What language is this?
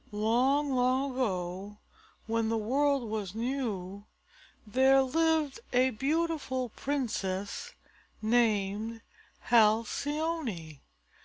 English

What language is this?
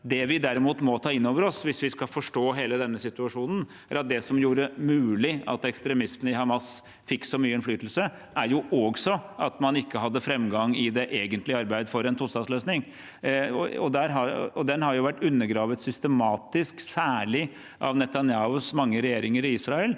Norwegian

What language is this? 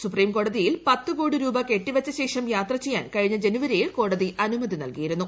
Malayalam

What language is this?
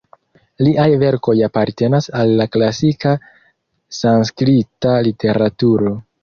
Esperanto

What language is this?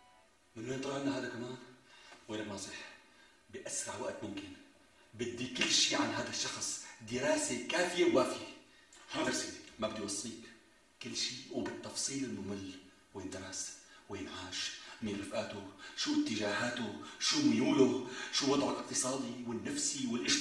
Arabic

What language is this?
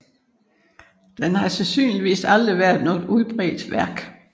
Danish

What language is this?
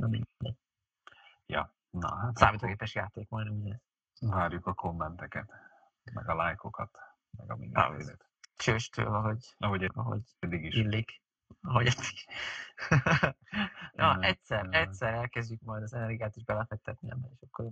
Hungarian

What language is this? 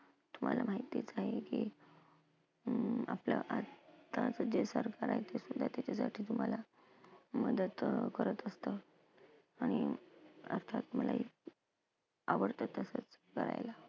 Marathi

